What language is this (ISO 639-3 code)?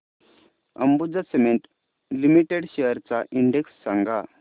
mar